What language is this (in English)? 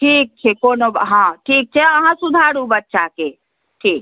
Maithili